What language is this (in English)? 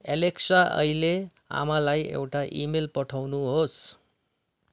Nepali